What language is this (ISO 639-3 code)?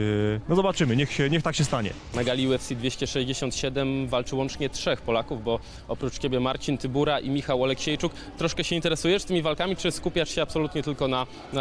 pol